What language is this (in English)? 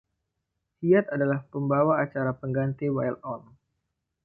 Indonesian